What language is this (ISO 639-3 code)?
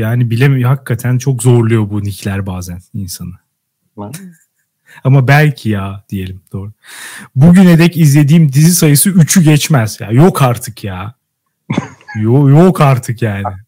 tur